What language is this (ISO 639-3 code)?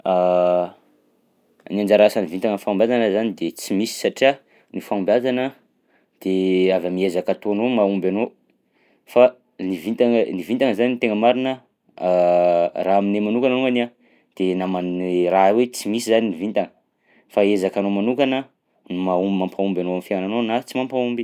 bzc